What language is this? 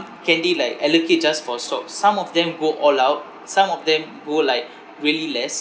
English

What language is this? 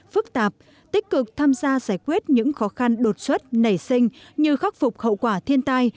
Vietnamese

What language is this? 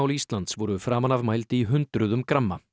Icelandic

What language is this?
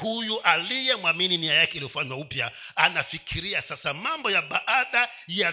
Swahili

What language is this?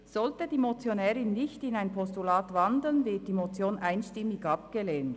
Swiss German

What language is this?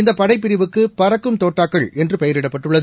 Tamil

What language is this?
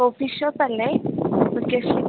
Malayalam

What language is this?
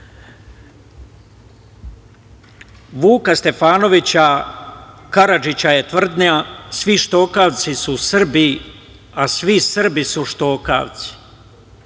Serbian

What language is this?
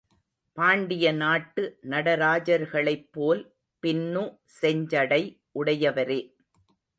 Tamil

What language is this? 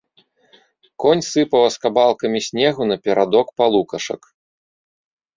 Belarusian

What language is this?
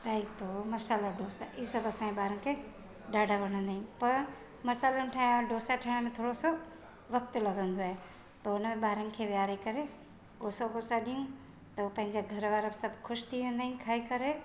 Sindhi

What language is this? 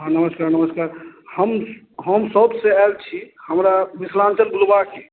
Maithili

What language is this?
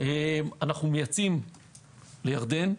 Hebrew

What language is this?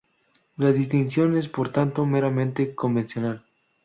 Spanish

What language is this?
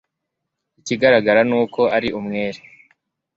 Kinyarwanda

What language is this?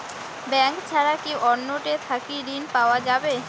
Bangla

